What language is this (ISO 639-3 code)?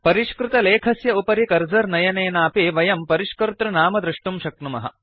san